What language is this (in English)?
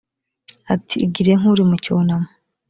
Kinyarwanda